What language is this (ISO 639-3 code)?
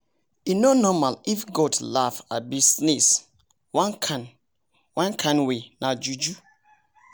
pcm